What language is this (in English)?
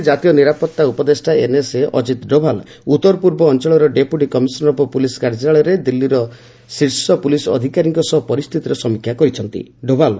Odia